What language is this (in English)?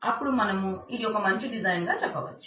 Telugu